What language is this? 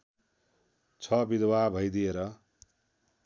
Nepali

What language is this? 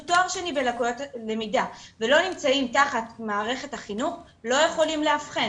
Hebrew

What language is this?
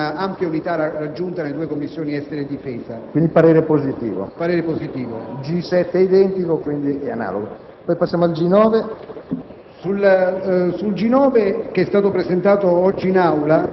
Italian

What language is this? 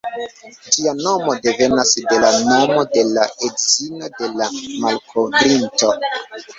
Esperanto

